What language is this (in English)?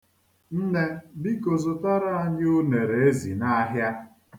Igbo